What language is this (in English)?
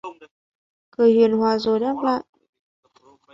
Vietnamese